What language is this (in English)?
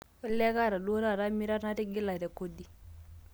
Masai